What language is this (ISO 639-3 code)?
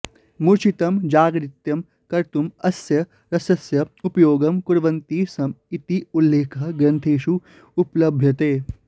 san